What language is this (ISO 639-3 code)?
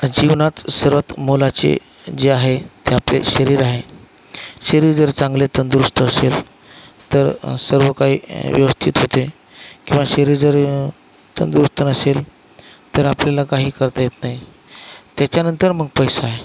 mar